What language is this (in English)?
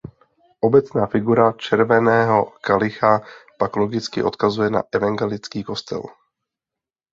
Czech